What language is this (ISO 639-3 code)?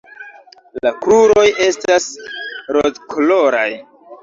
epo